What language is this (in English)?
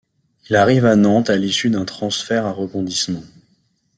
French